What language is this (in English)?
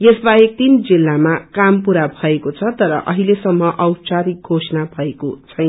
Nepali